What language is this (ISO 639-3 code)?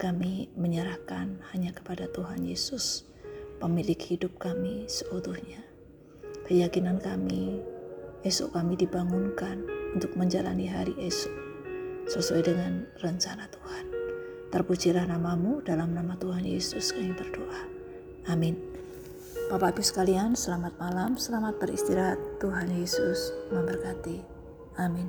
ind